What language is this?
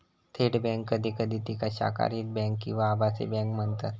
Marathi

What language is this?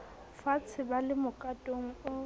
Southern Sotho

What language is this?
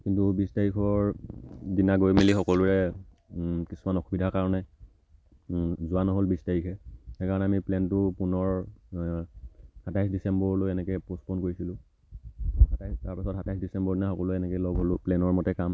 Assamese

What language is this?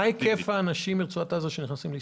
Hebrew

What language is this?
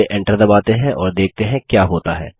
Hindi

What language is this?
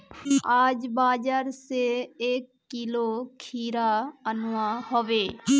Magahi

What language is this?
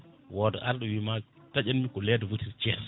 Fula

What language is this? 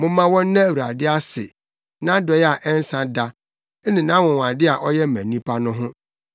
Akan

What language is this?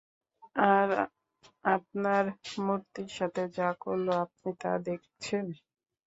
Bangla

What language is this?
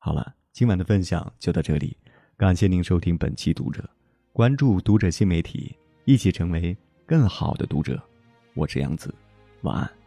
Chinese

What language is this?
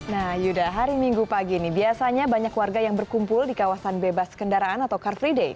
Indonesian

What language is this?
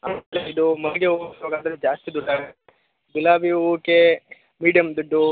Kannada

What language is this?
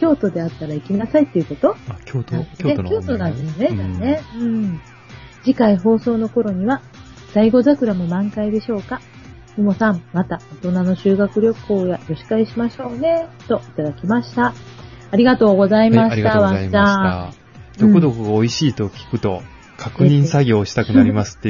Japanese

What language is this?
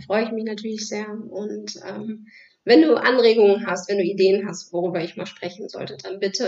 German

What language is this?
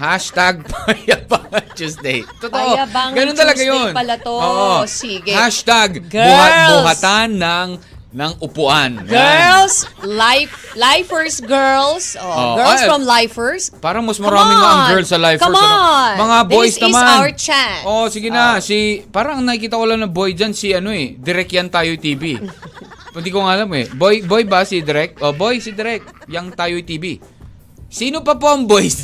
Filipino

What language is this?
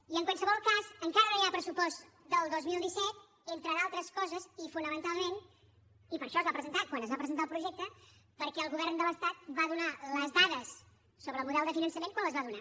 Catalan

